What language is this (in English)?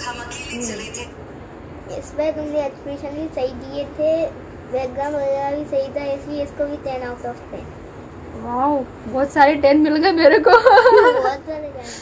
Hindi